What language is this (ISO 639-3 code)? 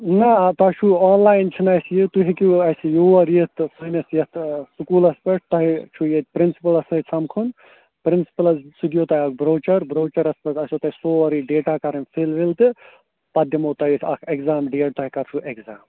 kas